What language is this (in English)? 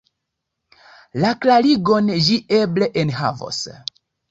Esperanto